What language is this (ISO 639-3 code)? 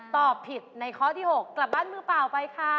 tha